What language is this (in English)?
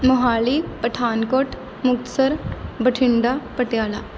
Punjabi